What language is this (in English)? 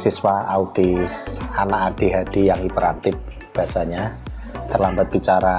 Indonesian